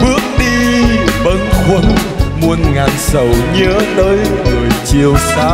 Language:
Vietnamese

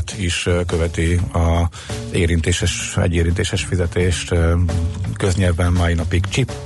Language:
Hungarian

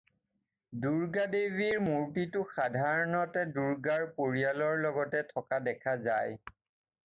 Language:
Assamese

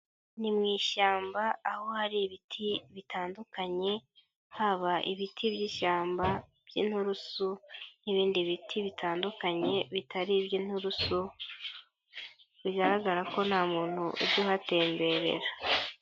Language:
Kinyarwanda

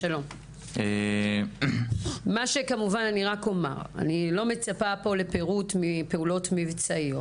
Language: Hebrew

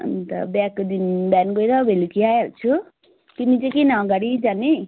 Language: Nepali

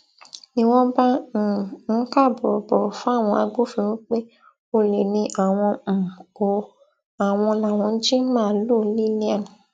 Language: Yoruba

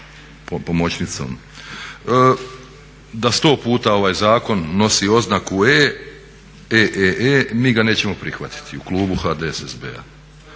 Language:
Croatian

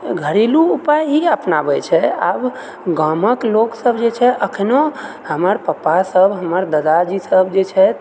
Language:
Maithili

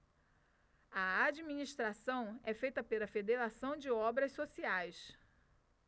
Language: Portuguese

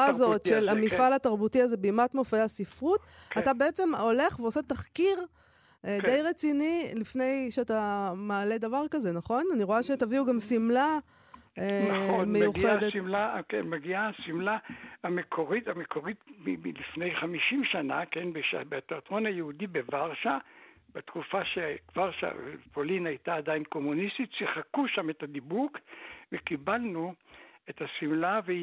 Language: Hebrew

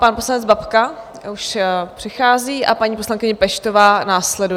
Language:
Czech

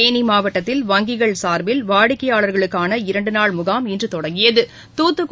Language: Tamil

